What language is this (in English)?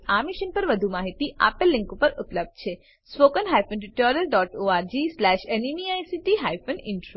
Gujarati